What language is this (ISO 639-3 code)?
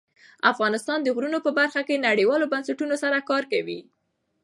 pus